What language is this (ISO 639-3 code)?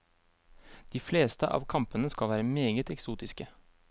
nor